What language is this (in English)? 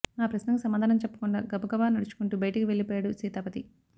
Telugu